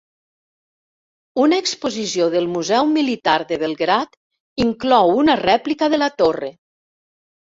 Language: Catalan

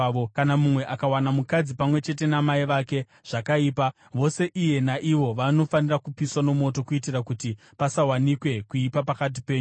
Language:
Shona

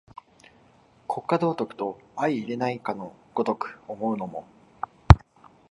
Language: Japanese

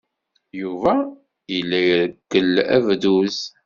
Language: Kabyle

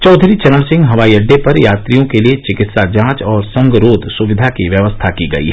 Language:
Hindi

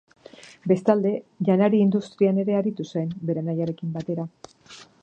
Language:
Basque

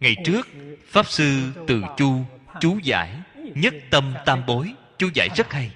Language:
Vietnamese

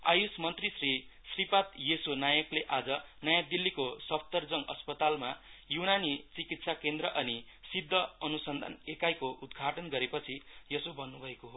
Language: Nepali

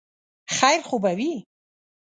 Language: Pashto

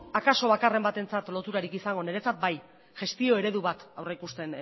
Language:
Basque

